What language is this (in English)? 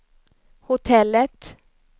Swedish